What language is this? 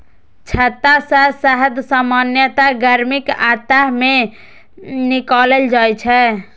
Maithili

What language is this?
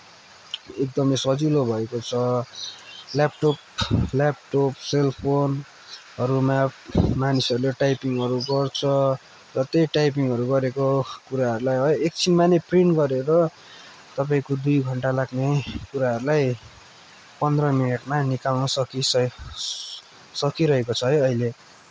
Nepali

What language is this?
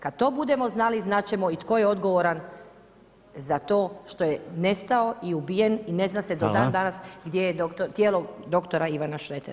Croatian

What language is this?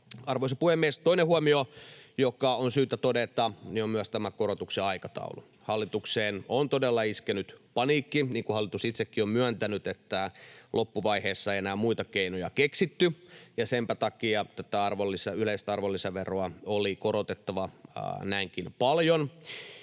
Finnish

